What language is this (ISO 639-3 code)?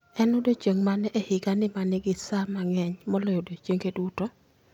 luo